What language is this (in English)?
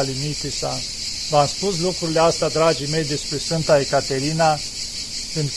Romanian